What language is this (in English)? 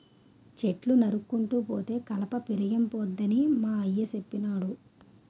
Telugu